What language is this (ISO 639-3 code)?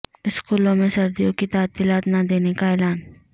urd